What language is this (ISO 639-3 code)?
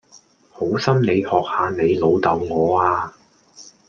yue